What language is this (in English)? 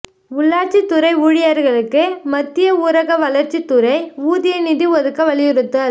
Tamil